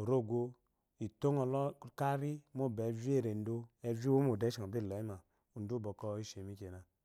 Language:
Eloyi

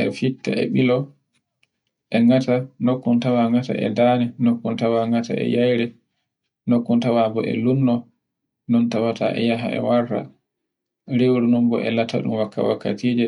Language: Borgu Fulfulde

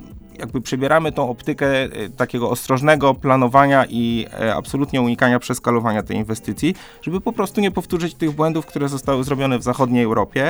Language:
Polish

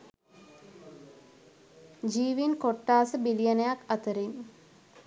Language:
Sinhala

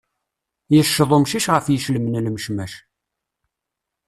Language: Kabyle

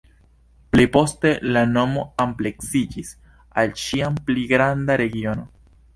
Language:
Esperanto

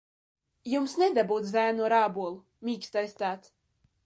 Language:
Latvian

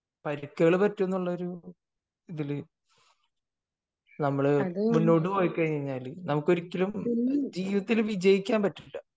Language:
Malayalam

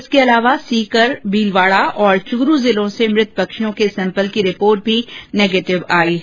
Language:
Hindi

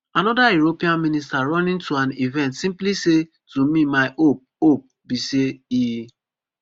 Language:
Nigerian Pidgin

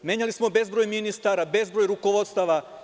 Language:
Serbian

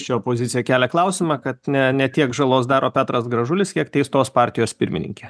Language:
Lithuanian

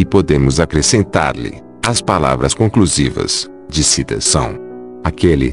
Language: Portuguese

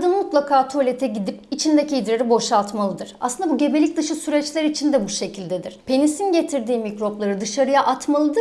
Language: Turkish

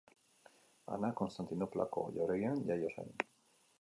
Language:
Basque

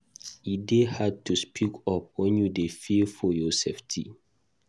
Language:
Nigerian Pidgin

